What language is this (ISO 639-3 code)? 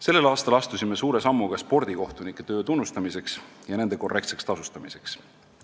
est